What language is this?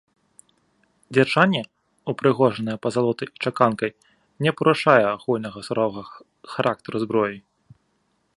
Belarusian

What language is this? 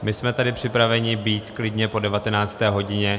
Czech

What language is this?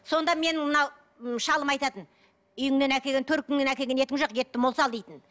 Kazakh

